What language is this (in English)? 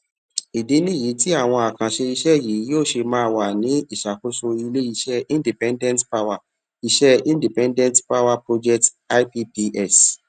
Yoruba